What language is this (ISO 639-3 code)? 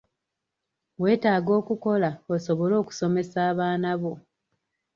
lug